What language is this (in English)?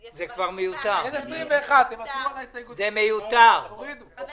Hebrew